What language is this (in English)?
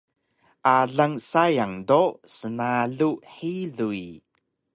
Taroko